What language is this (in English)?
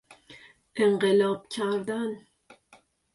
Persian